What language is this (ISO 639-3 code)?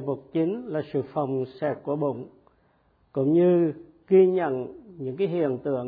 vie